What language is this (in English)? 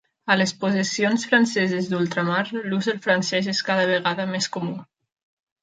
Catalan